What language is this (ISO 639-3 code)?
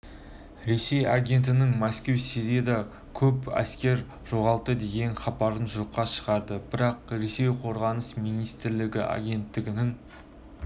kaz